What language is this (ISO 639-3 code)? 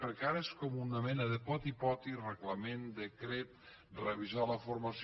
cat